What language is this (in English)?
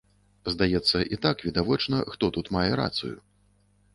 Belarusian